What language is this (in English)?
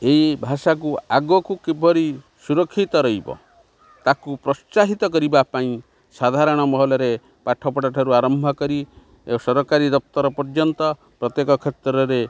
Odia